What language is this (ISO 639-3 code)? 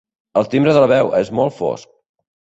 cat